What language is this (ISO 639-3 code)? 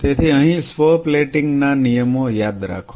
guj